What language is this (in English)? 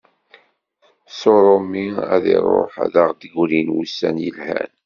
Kabyle